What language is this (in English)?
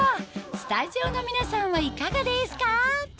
Japanese